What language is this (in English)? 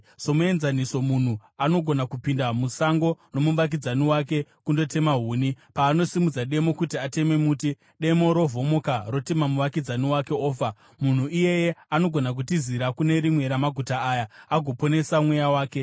Shona